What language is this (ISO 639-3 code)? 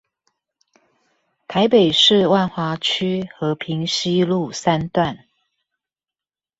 zho